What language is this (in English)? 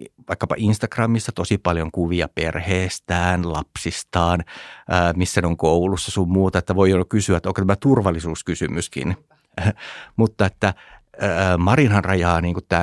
Finnish